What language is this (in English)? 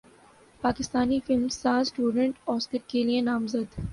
Urdu